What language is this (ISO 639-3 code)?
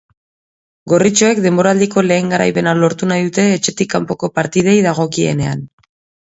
eus